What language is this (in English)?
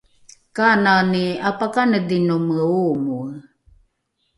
Rukai